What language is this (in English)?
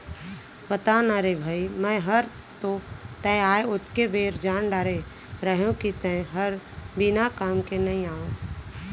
Chhattisgarhi